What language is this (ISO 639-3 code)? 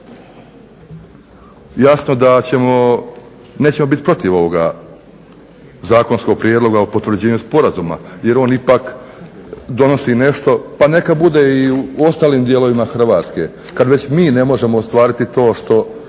hrv